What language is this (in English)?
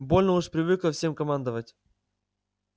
Russian